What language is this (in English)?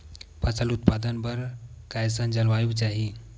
Chhattisgarhi